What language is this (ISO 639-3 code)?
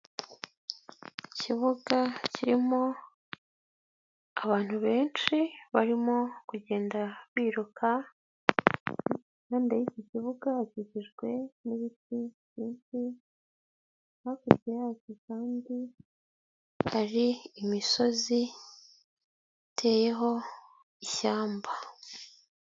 kin